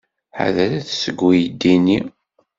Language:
Kabyle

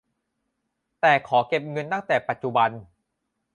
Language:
Thai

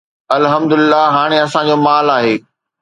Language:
Sindhi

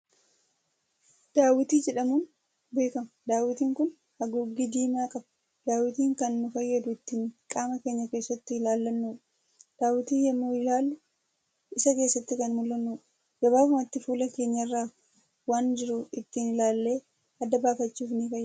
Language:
Oromo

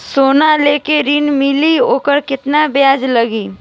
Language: Bhojpuri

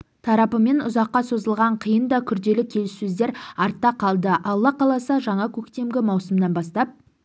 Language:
Kazakh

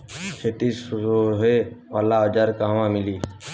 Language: Bhojpuri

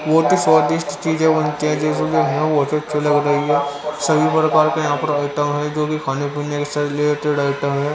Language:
Hindi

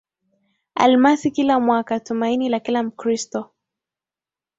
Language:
Swahili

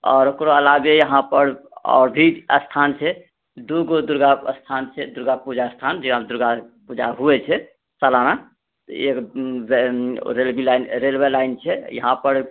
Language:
Maithili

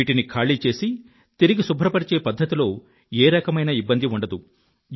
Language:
Telugu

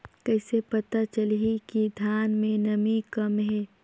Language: Chhattisgarhi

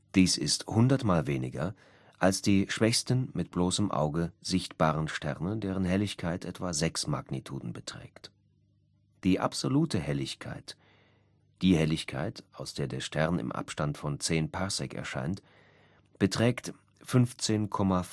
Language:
German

